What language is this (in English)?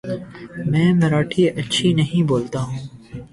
Urdu